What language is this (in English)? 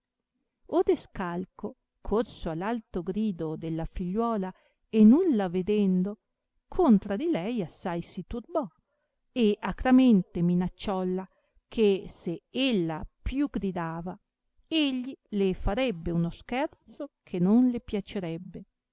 Italian